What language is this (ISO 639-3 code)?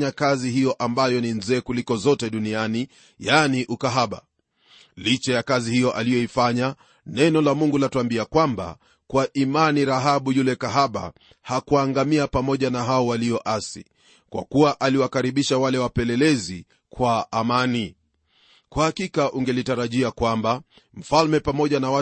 swa